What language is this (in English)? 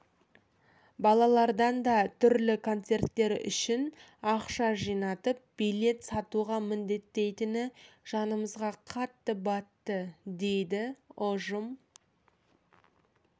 Kazakh